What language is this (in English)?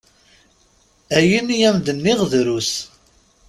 Kabyle